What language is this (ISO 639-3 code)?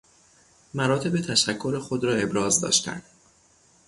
fas